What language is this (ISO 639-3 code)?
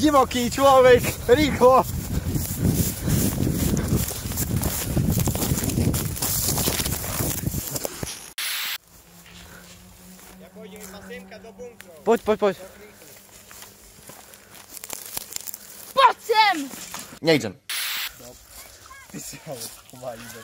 pol